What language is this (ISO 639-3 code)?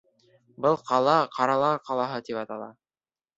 bak